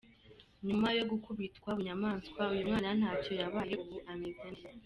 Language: Kinyarwanda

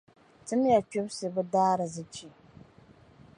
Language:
Dagbani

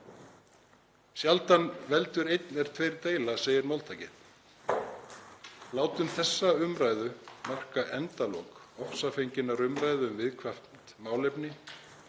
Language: Icelandic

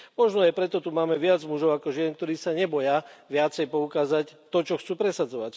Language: Slovak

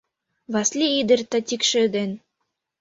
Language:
Mari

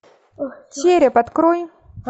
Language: Russian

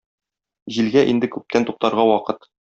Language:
Tatar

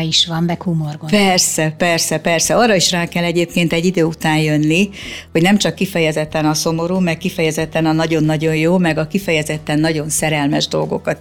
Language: Hungarian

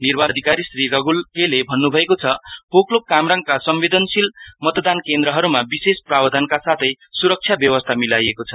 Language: Nepali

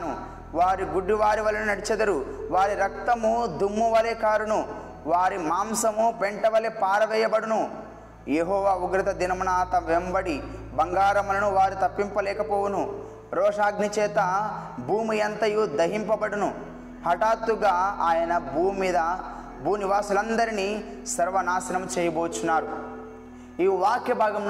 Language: Telugu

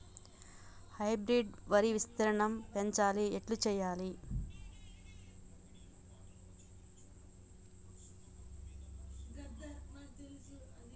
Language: Telugu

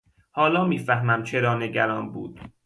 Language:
Persian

